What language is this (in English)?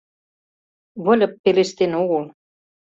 Mari